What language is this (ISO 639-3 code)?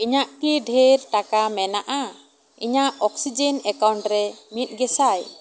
sat